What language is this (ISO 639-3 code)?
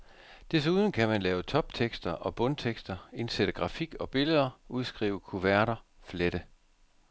dan